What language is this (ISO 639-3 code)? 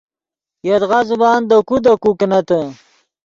ydg